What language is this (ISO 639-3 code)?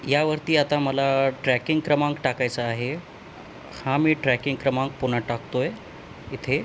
mar